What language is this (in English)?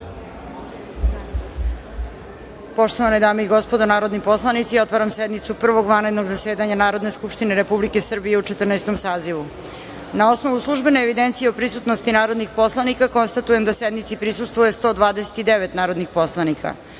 Serbian